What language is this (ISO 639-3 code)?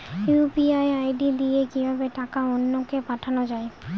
ben